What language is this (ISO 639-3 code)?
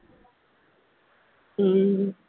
mal